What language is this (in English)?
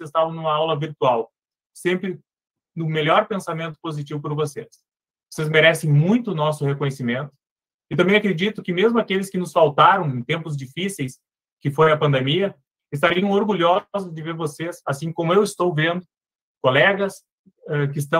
Portuguese